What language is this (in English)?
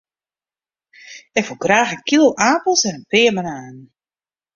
Western Frisian